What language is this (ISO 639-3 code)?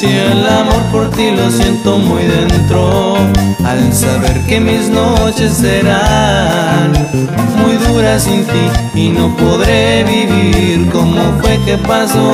spa